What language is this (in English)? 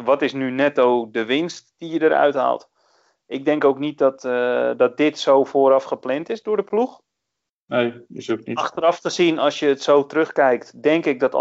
Dutch